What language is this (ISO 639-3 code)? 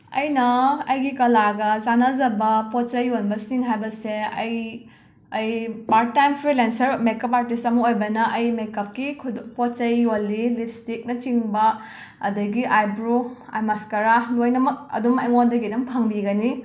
mni